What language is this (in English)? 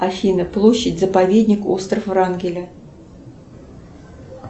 Russian